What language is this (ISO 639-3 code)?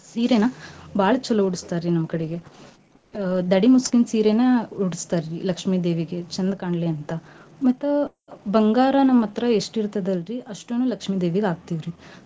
kan